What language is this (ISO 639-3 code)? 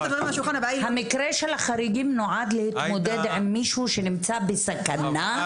heb